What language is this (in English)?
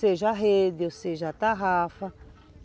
Portuguese